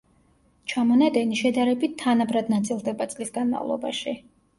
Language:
Georgian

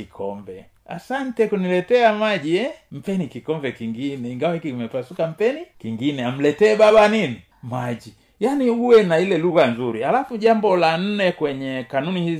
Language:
Swahili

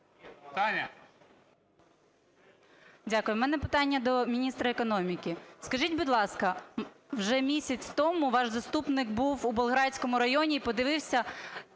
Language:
Ukrainian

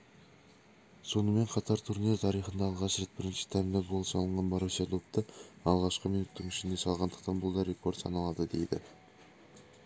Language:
Kazakh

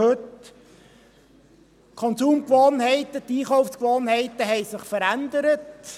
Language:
Swiss German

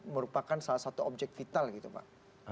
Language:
Indonesian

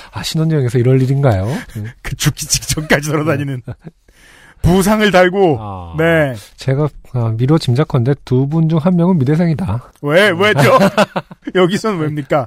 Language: Korean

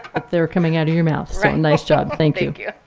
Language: English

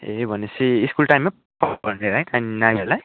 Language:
Nepali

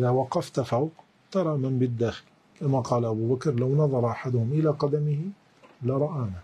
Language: Arabic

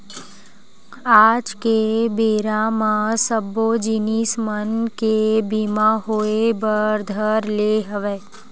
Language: Chhattisgarhi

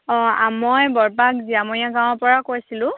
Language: Assamese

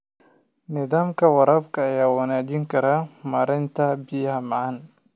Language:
Somali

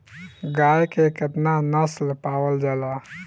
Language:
Bhojpuri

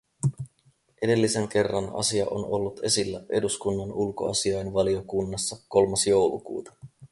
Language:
Finnish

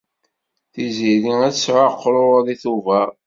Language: Kabyle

